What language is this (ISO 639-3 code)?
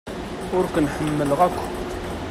kab